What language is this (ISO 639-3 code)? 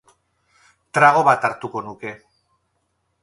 eus